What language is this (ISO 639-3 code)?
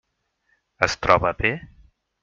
cat